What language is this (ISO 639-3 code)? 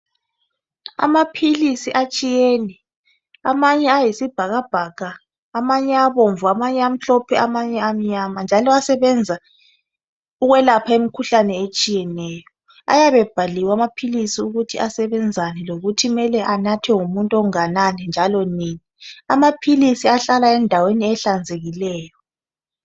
nde